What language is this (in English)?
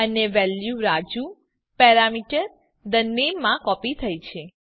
Gujarati